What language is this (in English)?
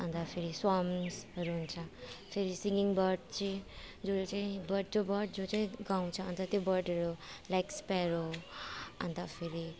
Nepali